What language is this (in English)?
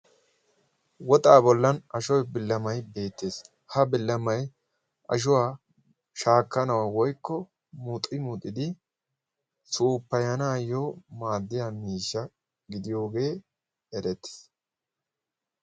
Wolaytta